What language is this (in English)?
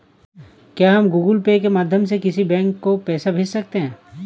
Hindi